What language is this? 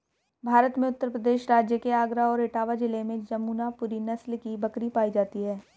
Hindi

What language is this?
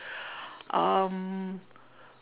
English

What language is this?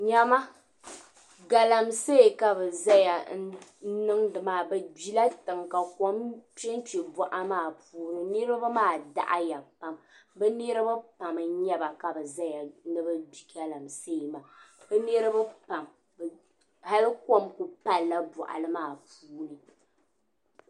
Dagbani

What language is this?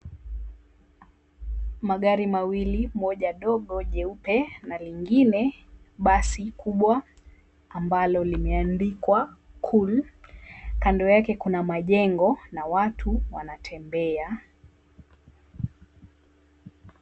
Swahili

